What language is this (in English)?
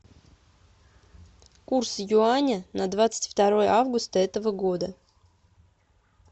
Russian